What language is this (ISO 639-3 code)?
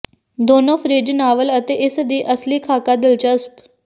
pan